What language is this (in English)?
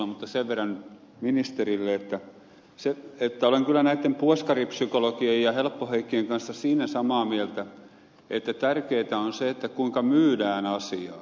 Finnish